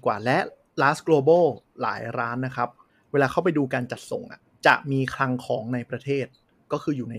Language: Thai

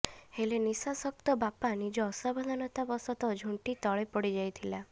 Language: Odia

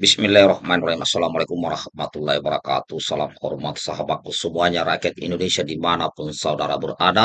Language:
Indonesian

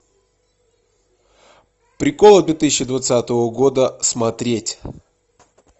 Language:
Russian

